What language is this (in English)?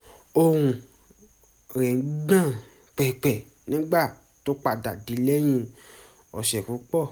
Yoruba